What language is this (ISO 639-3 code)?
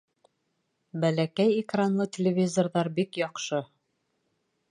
bak